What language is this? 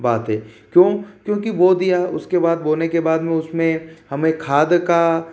Hindi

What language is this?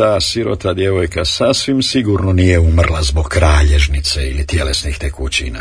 Croatian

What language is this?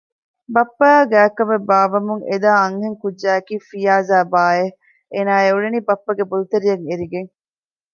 Divehi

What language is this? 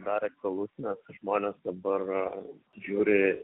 Lithuanian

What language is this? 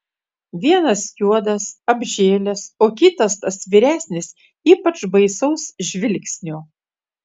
Lithuanian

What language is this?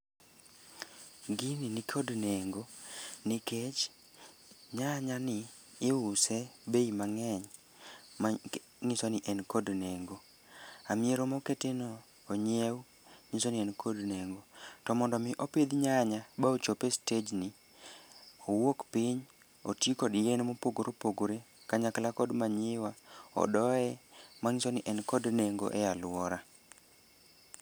Luo (Kenya and Tanzania)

